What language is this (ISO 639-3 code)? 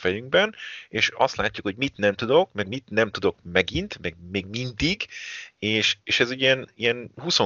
hun